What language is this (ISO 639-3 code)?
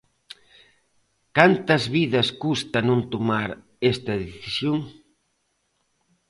glg